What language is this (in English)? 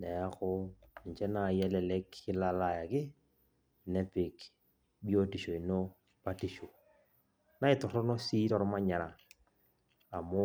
Masai